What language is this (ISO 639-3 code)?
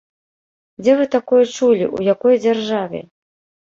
bel